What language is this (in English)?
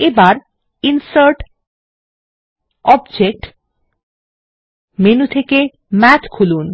Bangla